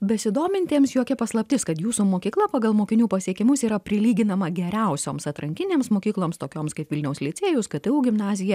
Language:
Lithuanian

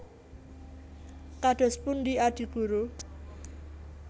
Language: Javanese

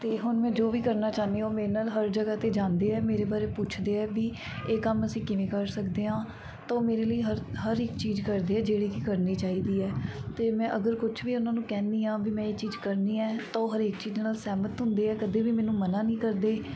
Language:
Punjabi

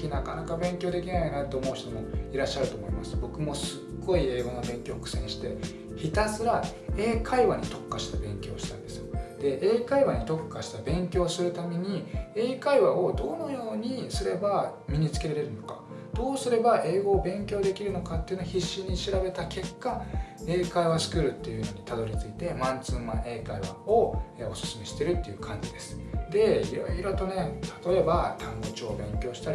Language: Japanese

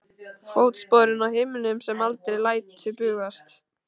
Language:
Icelandic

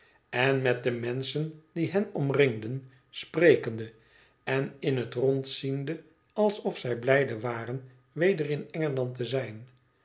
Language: Dutch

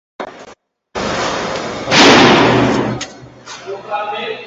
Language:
Uzbek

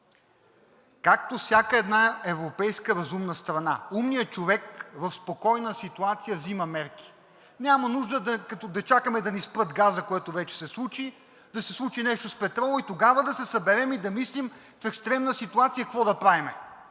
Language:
Bulgarian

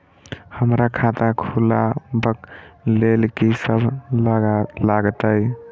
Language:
Maithili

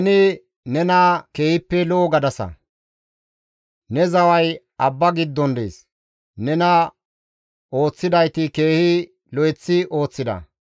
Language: Gamo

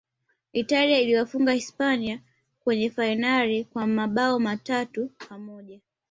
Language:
Swahili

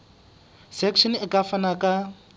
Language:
Southern Sotho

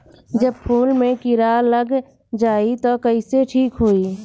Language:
Bhojpuri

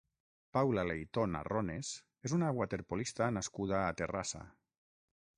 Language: Catalan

